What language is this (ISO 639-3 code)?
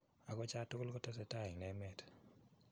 kln